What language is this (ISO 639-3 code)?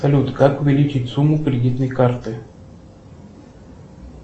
rus